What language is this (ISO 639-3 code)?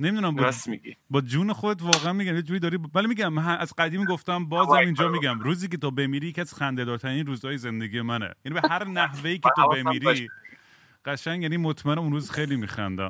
fas